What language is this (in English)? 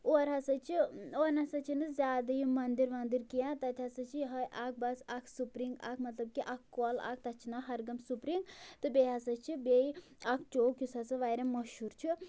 Kashmiri